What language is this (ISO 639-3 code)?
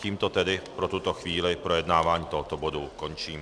ces